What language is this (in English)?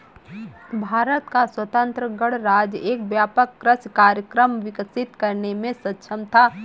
Hindi